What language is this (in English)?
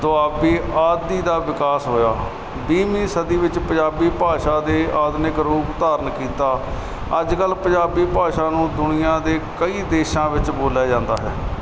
Punjabi